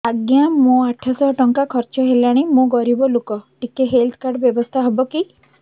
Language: Odia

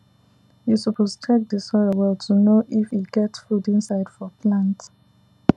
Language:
Nigerian Pidgin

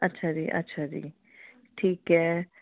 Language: Punjabi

